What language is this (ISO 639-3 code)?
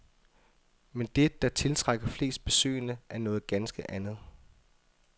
dan